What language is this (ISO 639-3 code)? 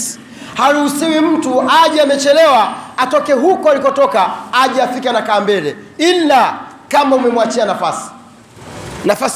swa